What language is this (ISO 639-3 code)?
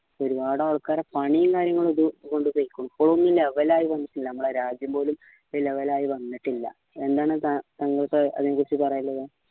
mal